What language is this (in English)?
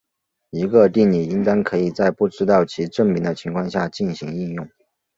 Chinese